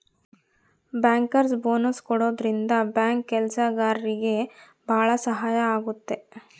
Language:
Kannada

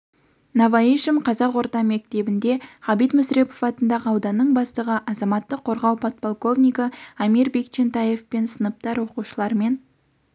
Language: Kazakh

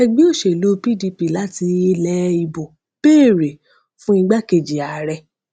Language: Yoruba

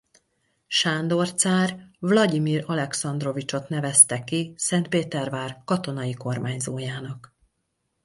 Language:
Hungarian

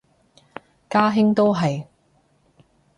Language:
Cantonese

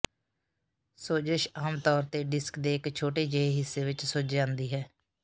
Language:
Punjabi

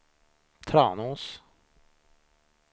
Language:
Swedish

